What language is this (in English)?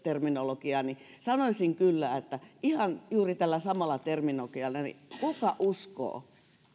Finnish